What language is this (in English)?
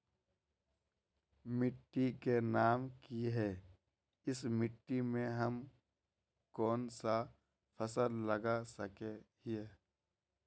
Magahi